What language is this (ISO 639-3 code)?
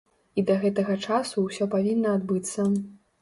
bel